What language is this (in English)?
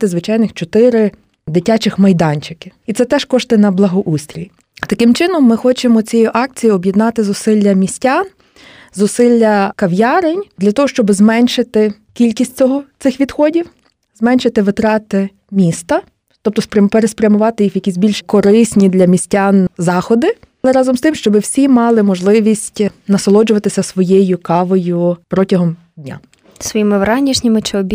Ukrainian